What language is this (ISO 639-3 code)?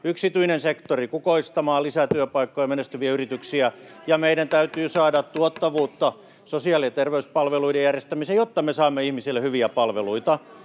fin